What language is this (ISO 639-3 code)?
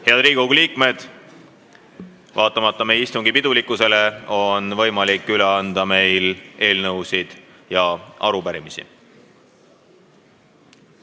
est